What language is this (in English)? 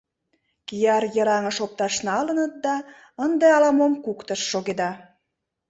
Mari